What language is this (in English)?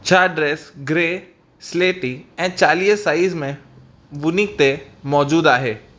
Sindhi